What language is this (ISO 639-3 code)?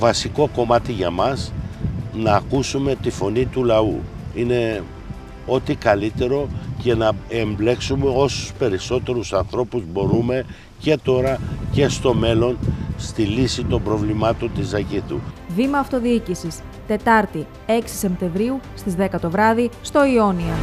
ell